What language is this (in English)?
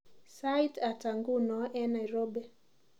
Kalenjin